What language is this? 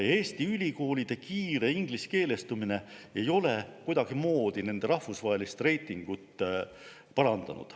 Estonian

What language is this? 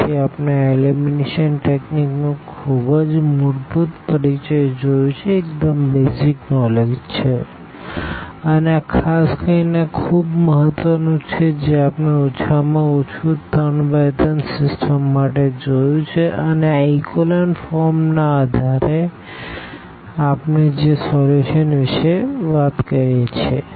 Gujarati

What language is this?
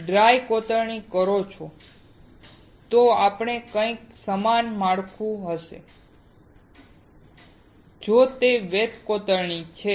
Gujarati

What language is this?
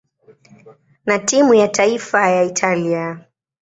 Swahili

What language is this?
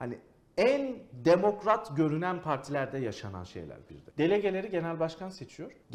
Turkish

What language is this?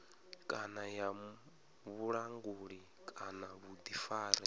Venda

